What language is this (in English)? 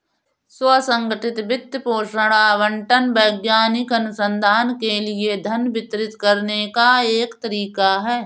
Hindi